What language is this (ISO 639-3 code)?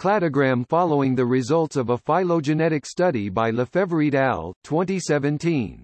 eng